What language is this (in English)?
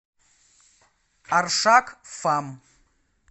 Russian